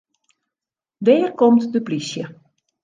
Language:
Western Frisian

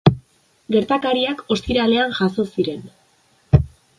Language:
Basque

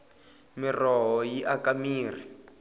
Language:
Tsonga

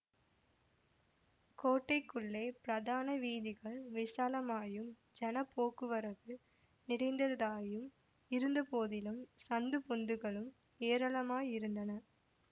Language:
Tamil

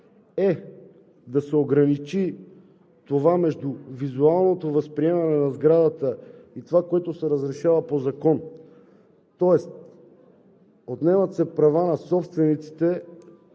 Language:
Bulgarian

